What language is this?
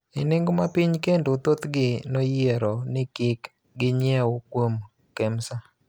Luo (Kenya and Tanzania)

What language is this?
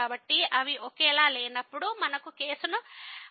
Telugu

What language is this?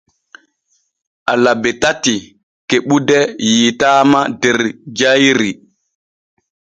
Borgu Fulfulde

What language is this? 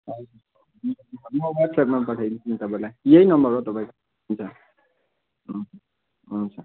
Nepali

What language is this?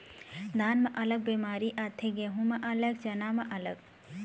Chhattisgarhi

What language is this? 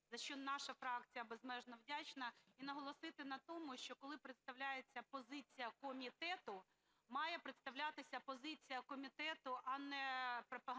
Ukrainian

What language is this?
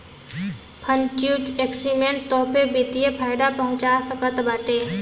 Bhojpuri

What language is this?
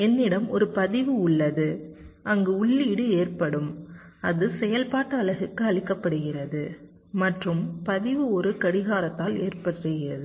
Tamil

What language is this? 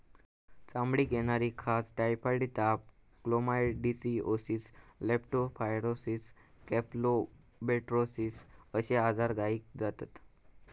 Marathi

